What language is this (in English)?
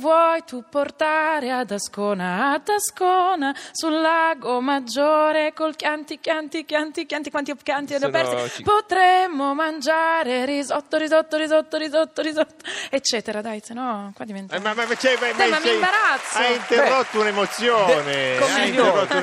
Italian